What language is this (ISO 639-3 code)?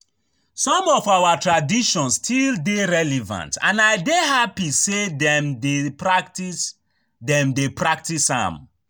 pcm